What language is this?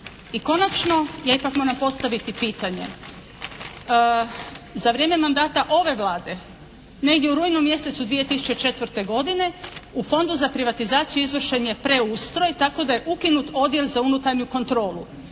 Croatian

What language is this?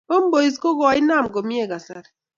Kalenjin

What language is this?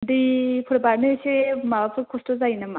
Bodo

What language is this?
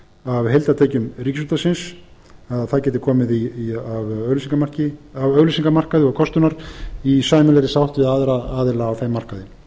Icelandic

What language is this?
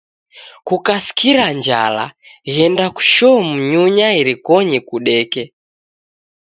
Taita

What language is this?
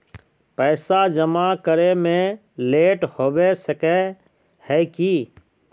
Magahi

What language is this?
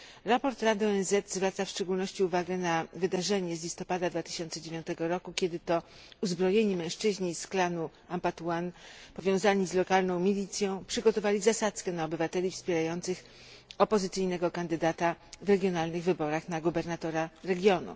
Polish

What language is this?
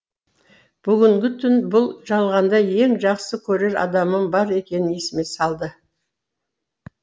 Kazakh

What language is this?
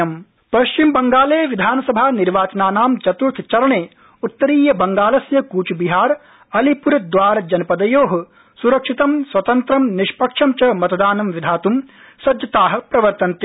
Sanskrit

